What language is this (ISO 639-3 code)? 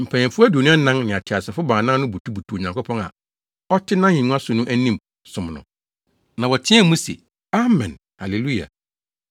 aka